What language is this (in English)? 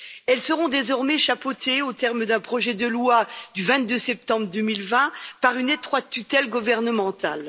French